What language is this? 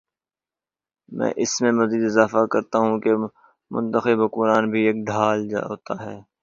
Urdu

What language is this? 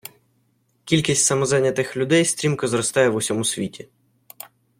Ukrainian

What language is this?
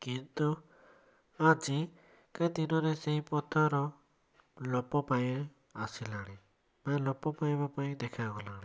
Odia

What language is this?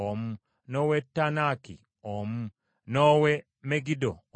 Ganda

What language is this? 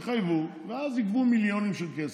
Hebrew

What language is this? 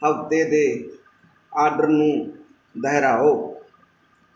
Punjabi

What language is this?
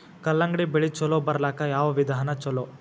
Kannada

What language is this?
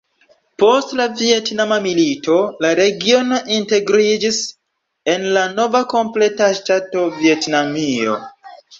Esperanto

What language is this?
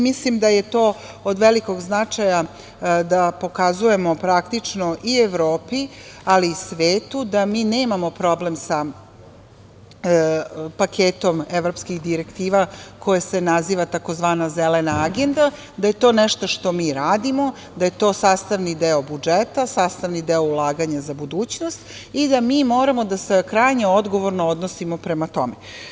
Serbian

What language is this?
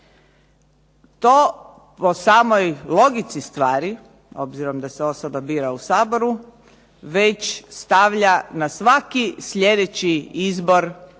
Croatian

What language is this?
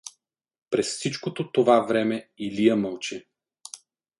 Bulgarian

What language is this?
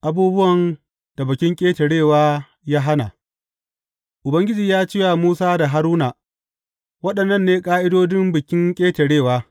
Hausa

